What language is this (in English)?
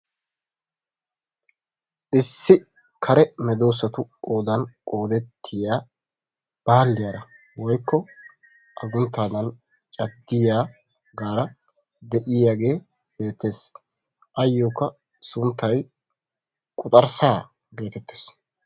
Wolaytta